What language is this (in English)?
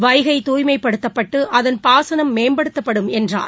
Tamil